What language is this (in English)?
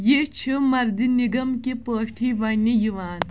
Kashmiri